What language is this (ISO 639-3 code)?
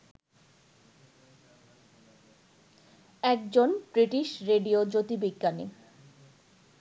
ben